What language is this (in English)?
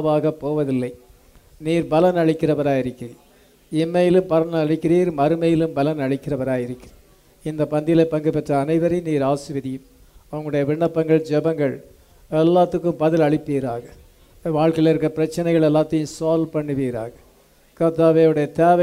English